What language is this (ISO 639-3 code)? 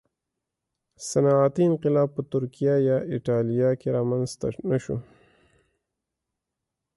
pus